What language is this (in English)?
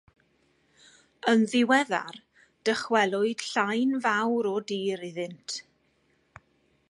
Welsh